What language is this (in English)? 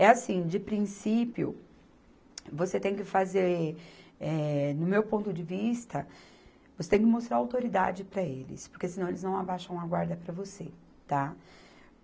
Portuguese